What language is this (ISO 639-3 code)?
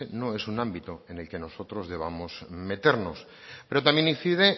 spa